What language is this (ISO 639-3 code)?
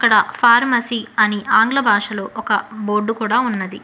tel